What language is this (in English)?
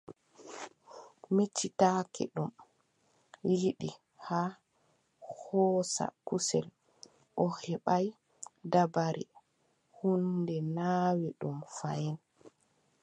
Adamawa Fulfulde